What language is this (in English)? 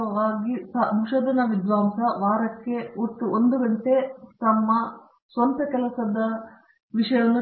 Kannada